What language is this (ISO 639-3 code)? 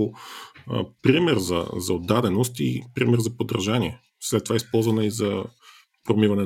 bul